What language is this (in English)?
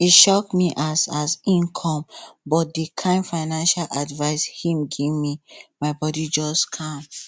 Nigerian Pidgin